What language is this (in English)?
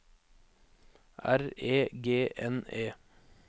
Norwegian